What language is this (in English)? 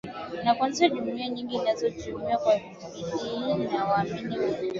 Swahili